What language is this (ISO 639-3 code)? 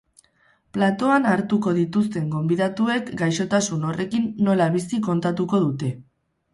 eus